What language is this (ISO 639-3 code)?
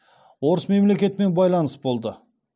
kaz